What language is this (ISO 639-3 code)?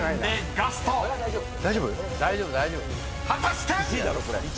jpn